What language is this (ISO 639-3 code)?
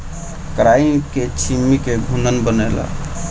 bho